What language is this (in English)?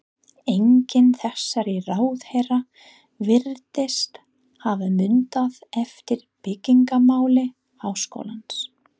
Icelandic